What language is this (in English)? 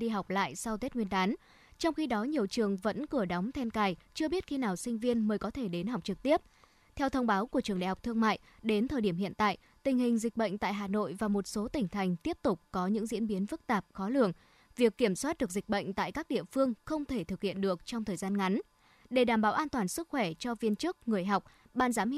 Vietnamese